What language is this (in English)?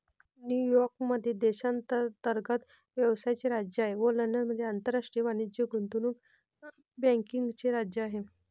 Marathi